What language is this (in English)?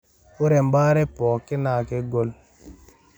Masai